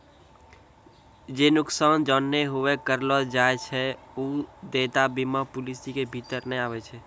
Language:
Maithili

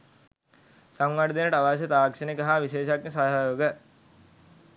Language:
Sinhala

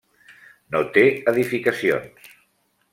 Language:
Catalan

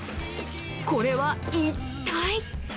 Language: Japanese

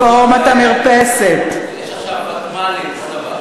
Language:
Hebrew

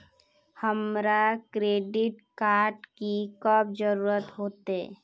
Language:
Magahi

